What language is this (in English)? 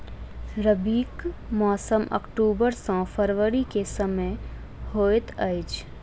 Maithili